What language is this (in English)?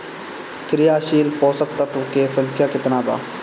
Bhojpuri